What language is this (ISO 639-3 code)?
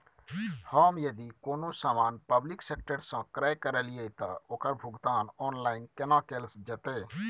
mai